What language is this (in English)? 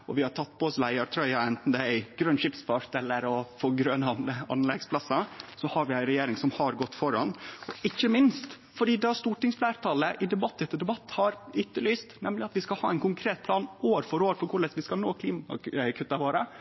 Norwegian Nynorsk